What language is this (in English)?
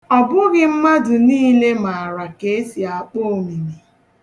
Igbo